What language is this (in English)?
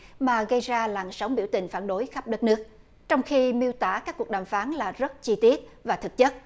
Vietnamese